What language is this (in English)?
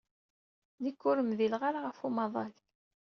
Kabyle